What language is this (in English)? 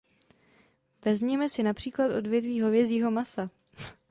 Czech